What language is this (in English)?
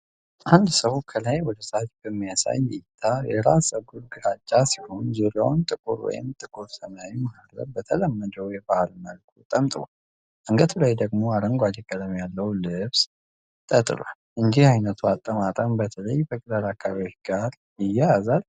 Amharic